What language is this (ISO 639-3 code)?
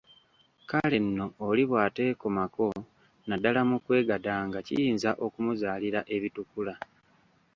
lug